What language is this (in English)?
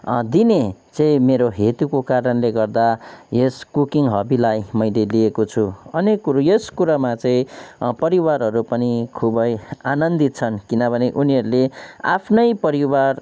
Nepali